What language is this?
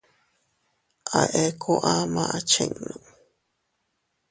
Teutila Cuicatec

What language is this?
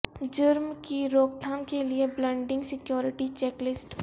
Urdu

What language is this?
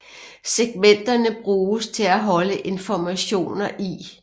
Danish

